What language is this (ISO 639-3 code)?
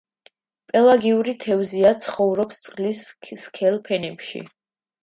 kat